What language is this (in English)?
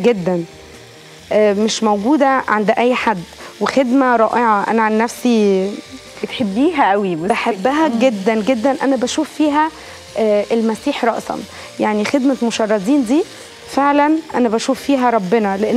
Arabic